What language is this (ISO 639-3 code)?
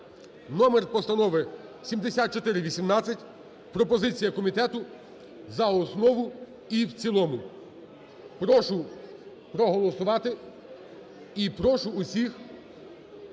ukr